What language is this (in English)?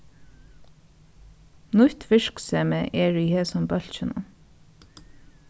Faroese